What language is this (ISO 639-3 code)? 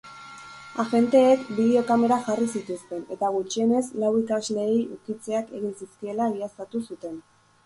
eus